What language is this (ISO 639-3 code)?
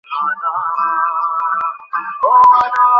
ben